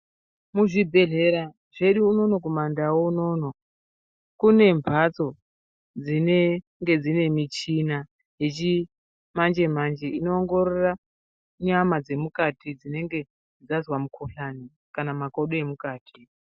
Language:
Ndau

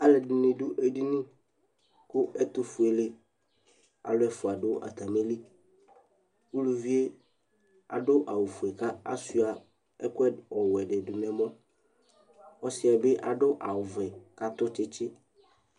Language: Ikposo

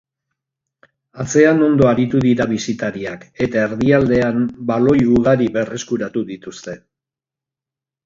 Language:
Basque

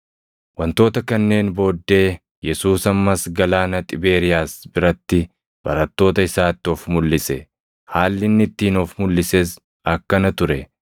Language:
Oromo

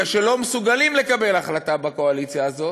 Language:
Hebrew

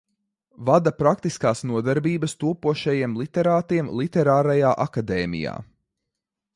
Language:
Latvian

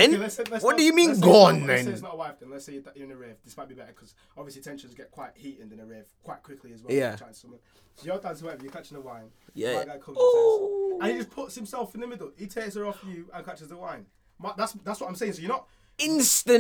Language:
English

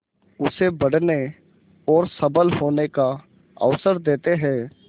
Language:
Hindi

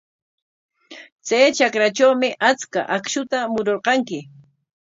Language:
Corongo Ancash Quechua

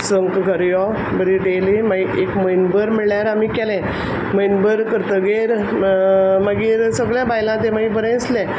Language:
Konkani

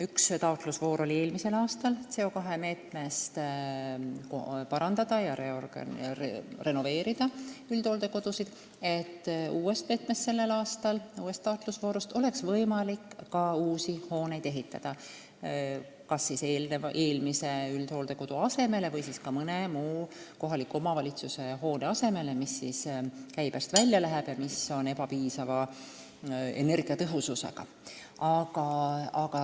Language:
Estonian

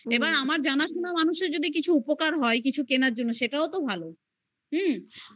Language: Bangla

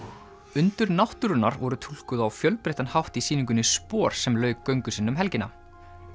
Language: Icelandic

